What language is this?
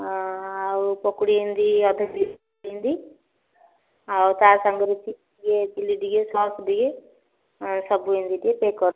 Odia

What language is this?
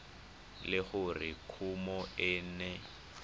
Tswana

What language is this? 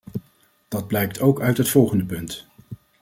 Dutch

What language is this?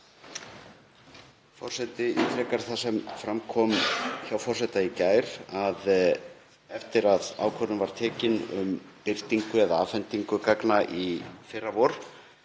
Icelandic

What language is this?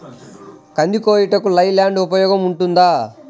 Telugu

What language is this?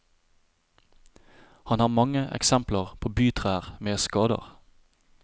Norwegian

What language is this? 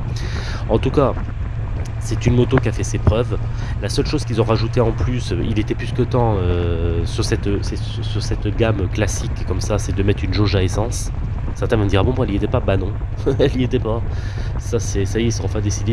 French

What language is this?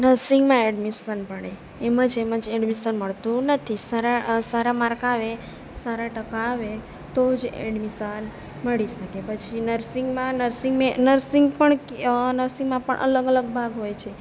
Gujarati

